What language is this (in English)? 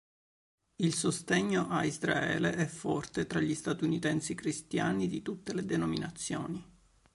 Italian